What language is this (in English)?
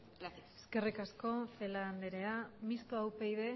Basque